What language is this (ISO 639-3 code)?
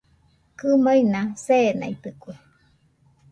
hux